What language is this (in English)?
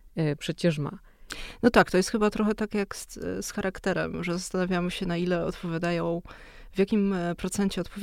Polish